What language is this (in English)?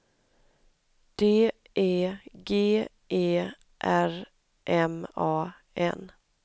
Swedish